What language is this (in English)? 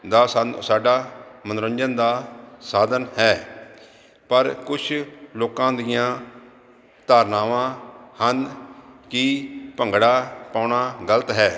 Punjabi